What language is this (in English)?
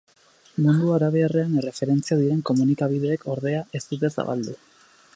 Basque